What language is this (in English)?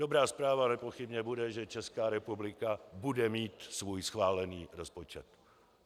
Czech